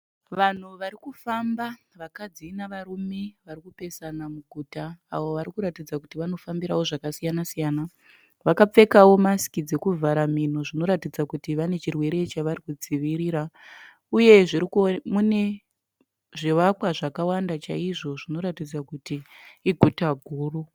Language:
Shona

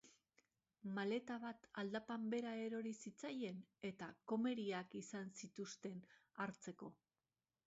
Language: Basque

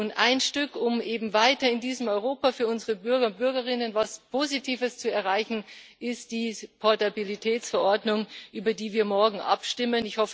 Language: German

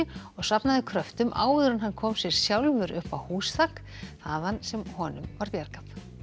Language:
Icelandic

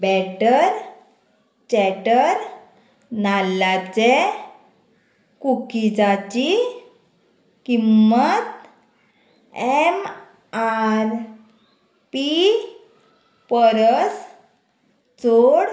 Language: Konkani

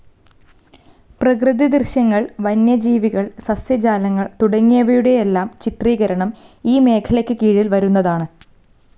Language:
Malayalam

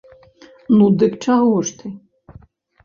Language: Belarusian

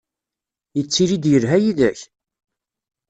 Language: Kabyle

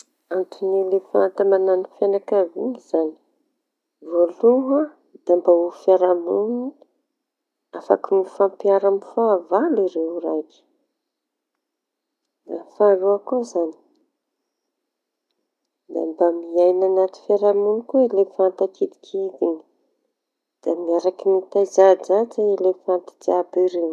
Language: Tanosy Malagasy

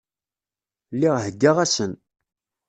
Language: Kabyle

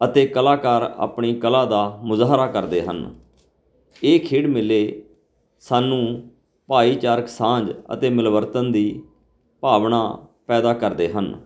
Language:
Punjabi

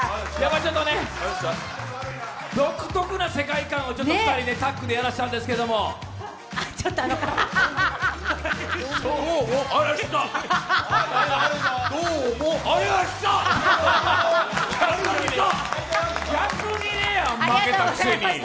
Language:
Japanese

